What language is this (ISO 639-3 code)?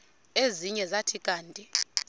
xho